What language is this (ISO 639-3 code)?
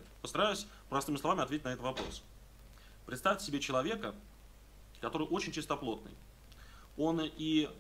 rus